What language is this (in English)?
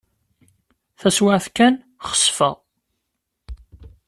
Kabyle